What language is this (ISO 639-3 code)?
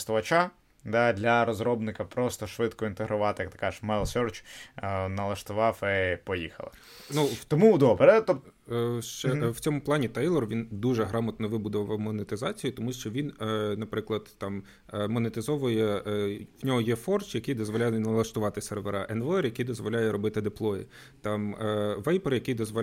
ukr